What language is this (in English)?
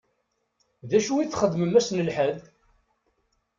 Kabyle